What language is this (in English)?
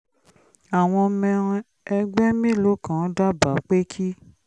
Yoruba